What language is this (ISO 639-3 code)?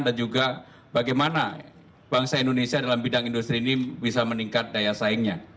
ind